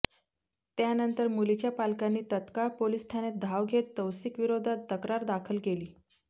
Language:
Marathi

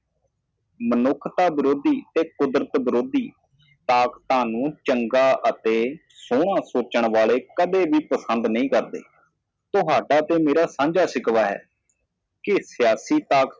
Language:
Punjabi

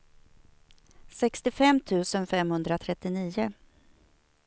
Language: Swedish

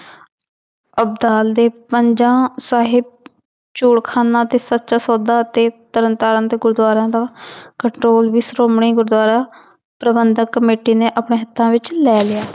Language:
Punjabi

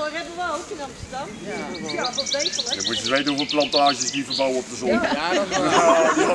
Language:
Dutch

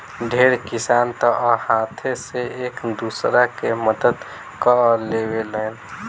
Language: Bhojpuri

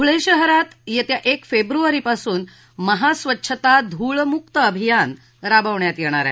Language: Marathi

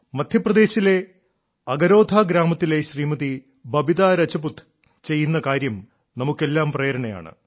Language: Malayalam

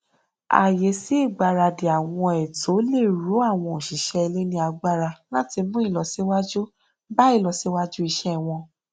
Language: Yoruba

